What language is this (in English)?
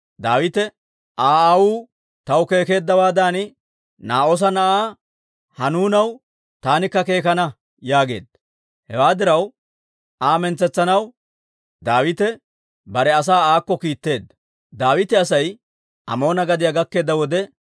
Dawro